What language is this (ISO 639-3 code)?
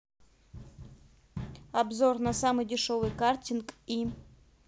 rus